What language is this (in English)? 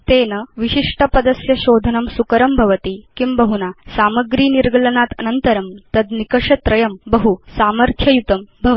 Sanskrit